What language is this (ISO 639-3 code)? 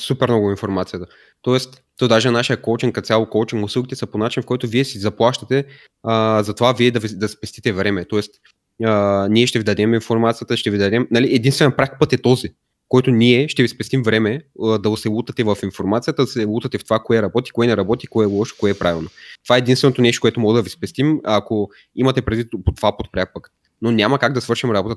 bul